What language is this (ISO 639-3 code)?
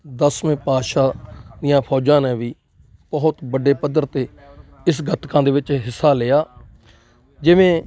pan